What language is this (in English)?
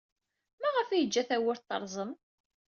Kabyle